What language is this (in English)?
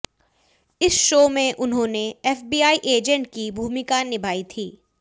Hindi